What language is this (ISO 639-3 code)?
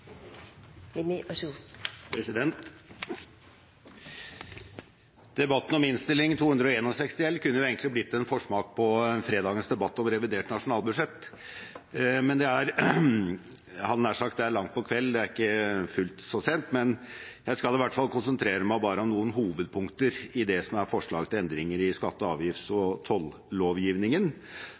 nob